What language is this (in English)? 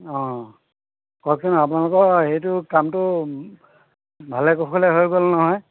Assamese